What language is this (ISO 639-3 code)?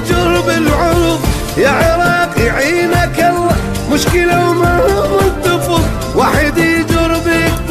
ara